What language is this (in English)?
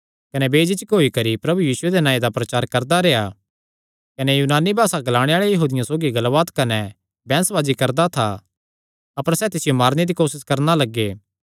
Kangri